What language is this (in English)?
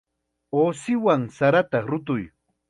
Chiquián Ancash Quechua